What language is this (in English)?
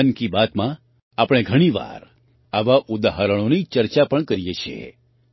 Gujarati